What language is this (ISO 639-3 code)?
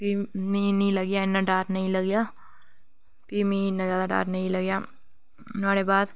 doi